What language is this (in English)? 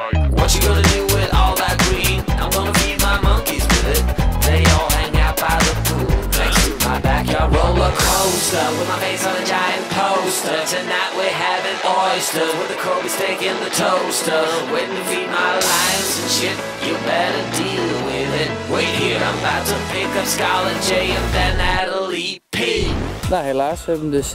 Dutch